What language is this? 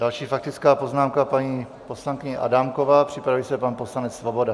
Czech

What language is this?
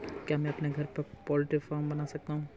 Hindi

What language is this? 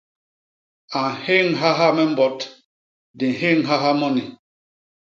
Basaa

